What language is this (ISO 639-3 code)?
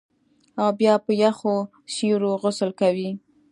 pus